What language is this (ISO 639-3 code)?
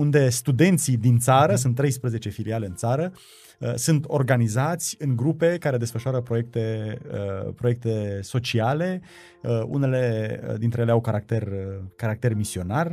ron